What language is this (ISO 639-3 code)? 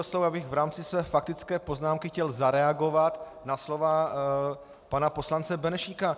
ces